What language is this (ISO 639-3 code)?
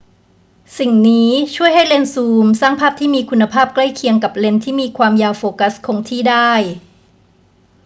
tha